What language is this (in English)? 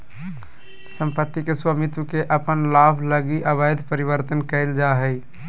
Magahi